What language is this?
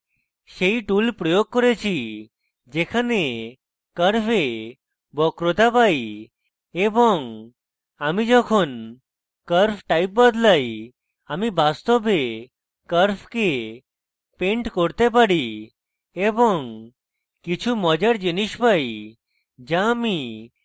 Bangla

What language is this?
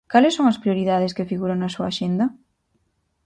Galician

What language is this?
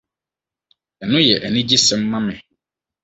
Akan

